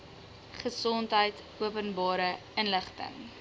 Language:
Afrikaans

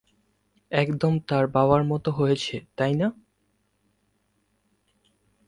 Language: Bangla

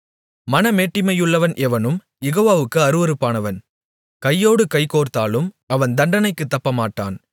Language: Tamil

